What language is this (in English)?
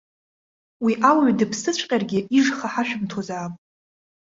Abkhazian